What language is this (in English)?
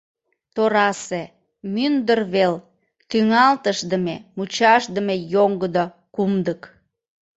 Mari